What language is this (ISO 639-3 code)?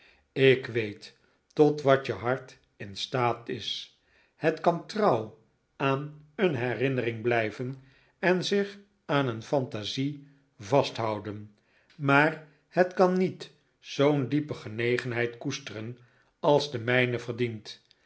nld